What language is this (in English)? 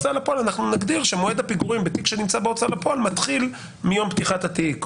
Hebrew